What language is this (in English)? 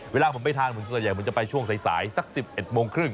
Thai